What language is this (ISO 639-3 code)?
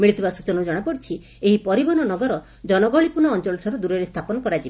ori